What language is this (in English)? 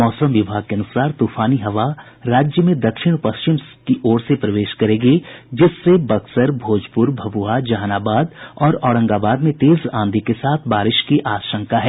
Hindi